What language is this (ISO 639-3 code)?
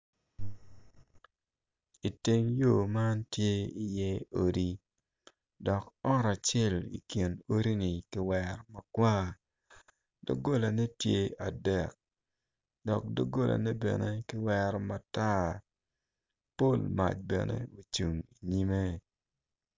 ach